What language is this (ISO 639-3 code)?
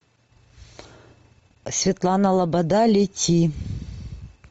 rus